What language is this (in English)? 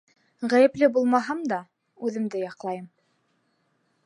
Bashkir